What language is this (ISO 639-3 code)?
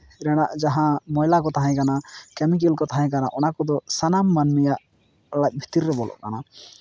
sat